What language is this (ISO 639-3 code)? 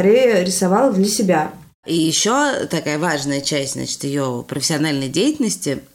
rus